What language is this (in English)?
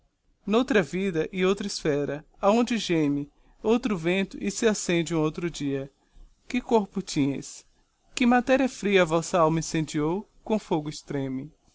Portuguese